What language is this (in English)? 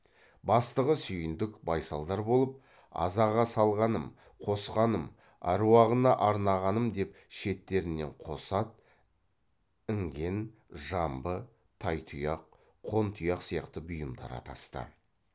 Kazakh